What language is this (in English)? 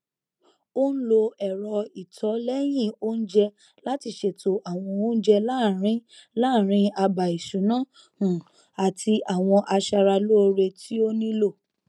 Yoruba